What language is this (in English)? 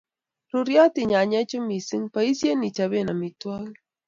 Kalenjin